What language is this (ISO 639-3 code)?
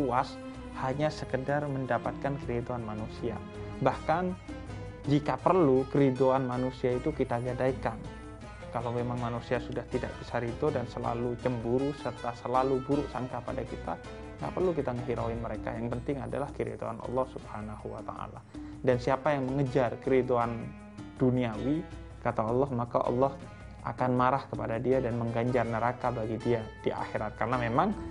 ind